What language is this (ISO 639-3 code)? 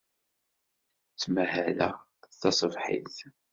kab